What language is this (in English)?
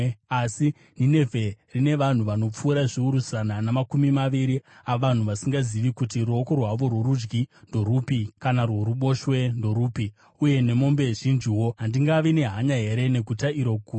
Shona